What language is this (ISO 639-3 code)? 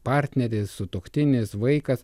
lit